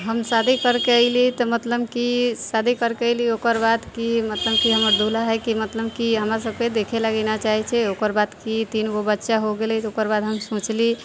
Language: Maithili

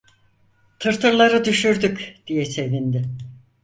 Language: Turkish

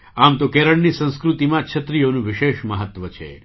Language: Gujarati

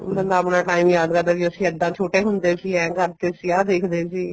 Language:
Punjabi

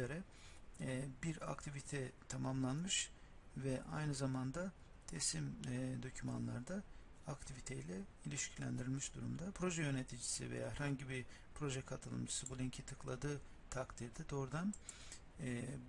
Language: Turkish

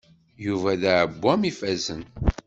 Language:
Kabyle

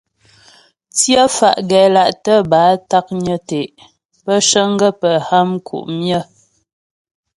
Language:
Ghomala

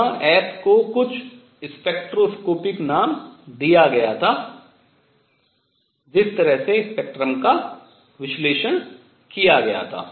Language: Hindi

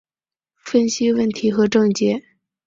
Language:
Chinese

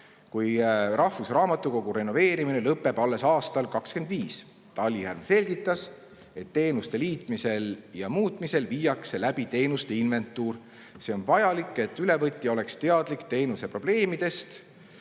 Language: Estonian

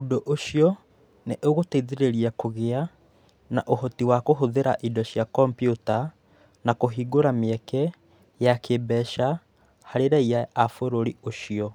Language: Kikuyu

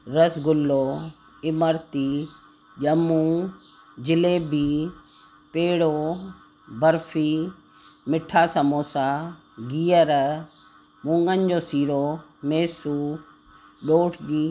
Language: Sindhi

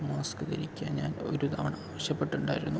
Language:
Malayalam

